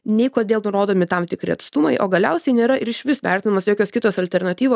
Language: Lithuanian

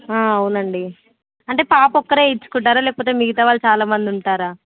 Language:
Telugu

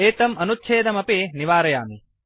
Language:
Sanskrit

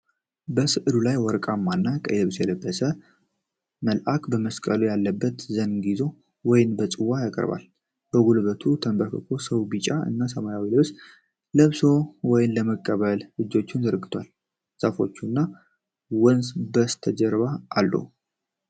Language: Amharic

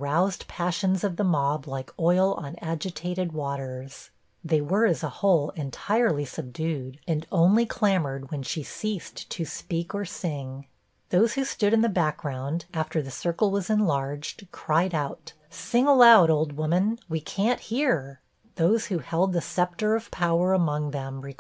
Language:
English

